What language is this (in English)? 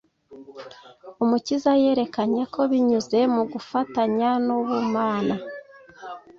Kinyarwanda